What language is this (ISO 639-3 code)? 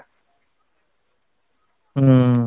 ori